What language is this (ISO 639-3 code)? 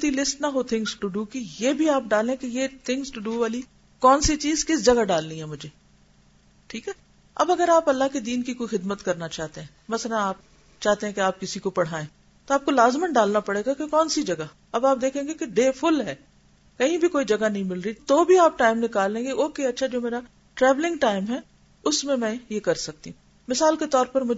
urd